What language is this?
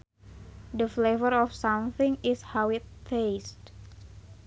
Sundanese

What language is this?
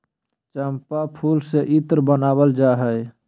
Magahi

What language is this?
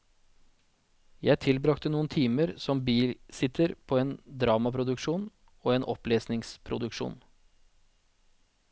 Norwegian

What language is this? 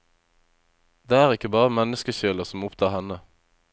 Norwegian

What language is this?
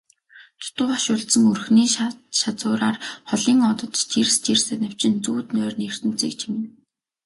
Mongolian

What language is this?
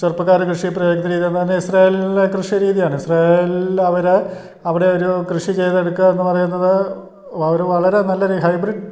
Malayalam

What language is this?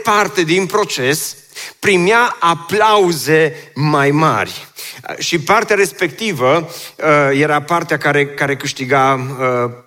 Romanian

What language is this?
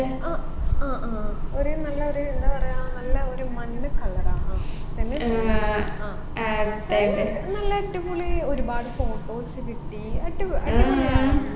Malayalam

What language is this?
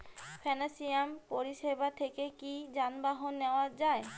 Bangla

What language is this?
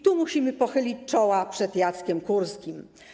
Polish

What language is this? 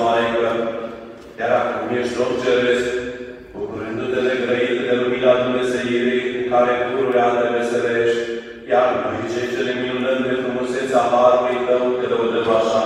Romanian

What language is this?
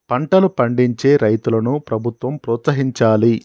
Telugu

